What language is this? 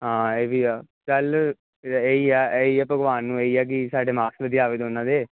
Punjabi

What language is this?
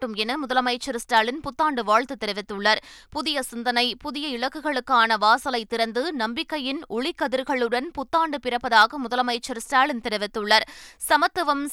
Tamil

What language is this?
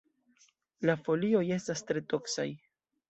Esperanto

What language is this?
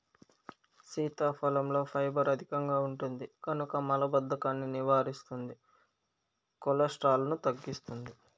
Telugu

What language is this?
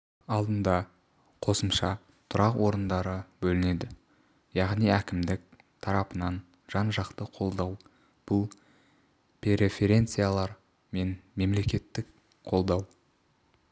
Kazakh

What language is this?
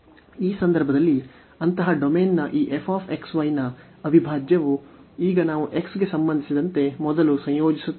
Kannada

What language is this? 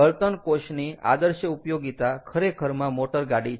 Gujarati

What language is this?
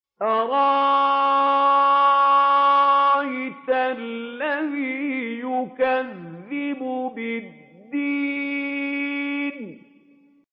Arabic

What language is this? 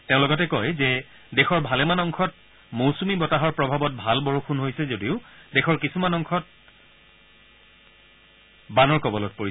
Assamese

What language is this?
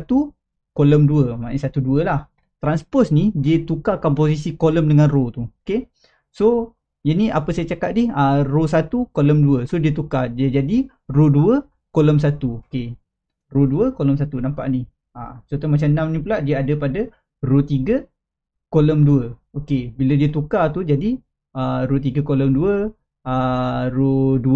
Malay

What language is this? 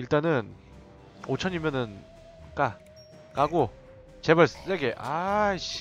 Korean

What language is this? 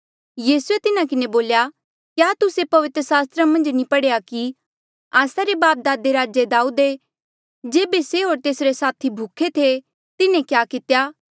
Mandeali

